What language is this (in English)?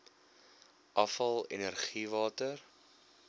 Afrikaans